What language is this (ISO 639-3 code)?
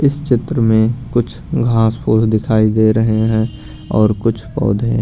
hin